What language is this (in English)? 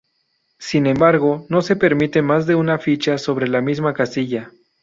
Spanish